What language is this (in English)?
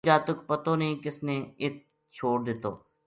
Gujari